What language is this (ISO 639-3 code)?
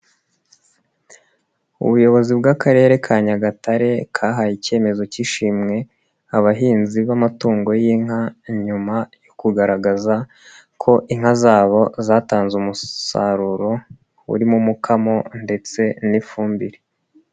kin